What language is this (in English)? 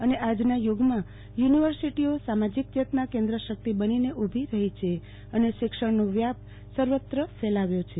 Gujarati